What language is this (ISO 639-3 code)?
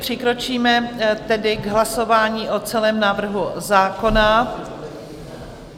ces